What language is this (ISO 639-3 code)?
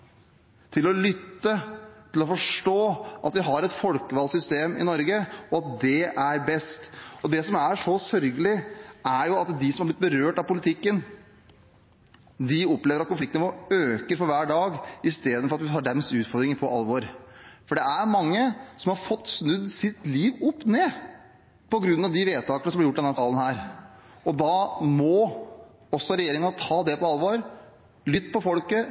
nob